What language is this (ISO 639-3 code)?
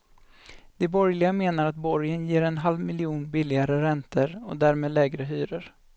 swe